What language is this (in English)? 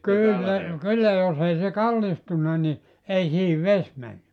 Finnish